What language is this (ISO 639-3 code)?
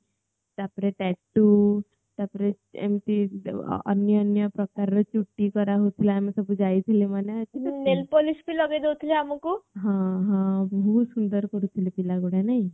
ori